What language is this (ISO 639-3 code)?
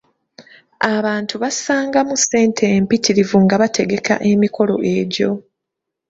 lug